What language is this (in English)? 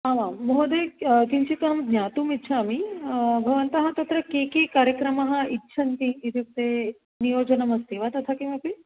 Sanskrit